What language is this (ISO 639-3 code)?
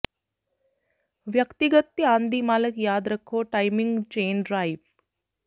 pan